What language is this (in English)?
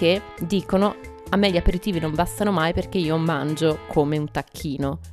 Italian